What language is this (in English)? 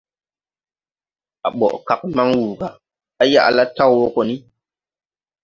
Tupuri